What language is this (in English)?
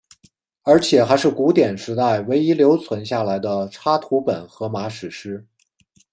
Chinese